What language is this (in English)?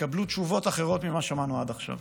Hebrew